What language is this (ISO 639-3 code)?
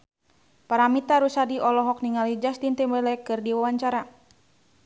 sun